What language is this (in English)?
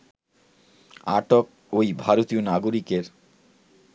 Bangla